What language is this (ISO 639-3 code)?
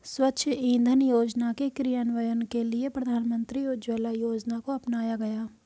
hin